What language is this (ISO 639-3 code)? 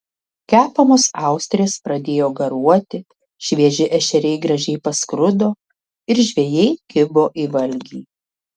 lit